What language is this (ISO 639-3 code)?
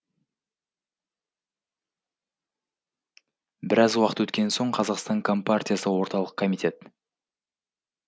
kaz